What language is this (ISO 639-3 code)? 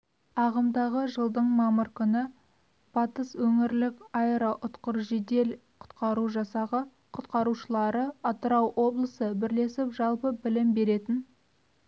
kaz